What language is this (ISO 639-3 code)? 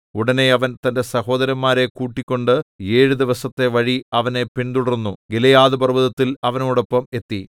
mal